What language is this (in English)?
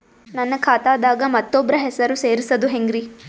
Kannada